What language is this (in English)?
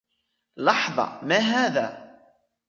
Arabic